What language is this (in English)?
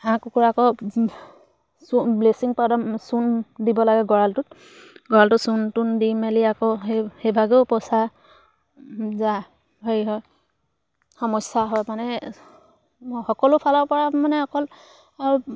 Assamese